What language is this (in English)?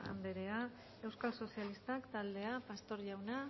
Basque